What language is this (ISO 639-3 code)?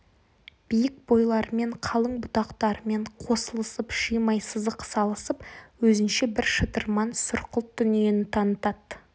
kaz